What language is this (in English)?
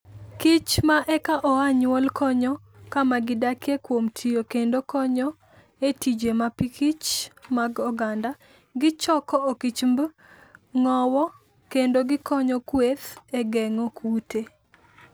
Luo (Kenya and Tanzania)